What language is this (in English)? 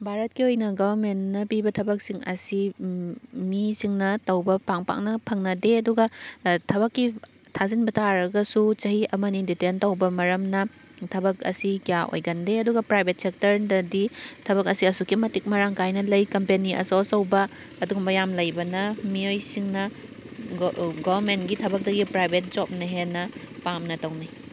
Manipuri